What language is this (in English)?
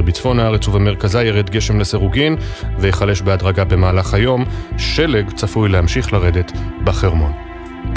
Hebrew